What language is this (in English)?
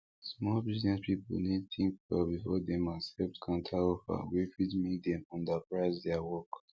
Nigerian Pidgin